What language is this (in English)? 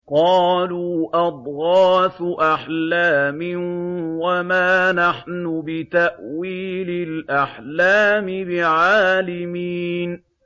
Arabic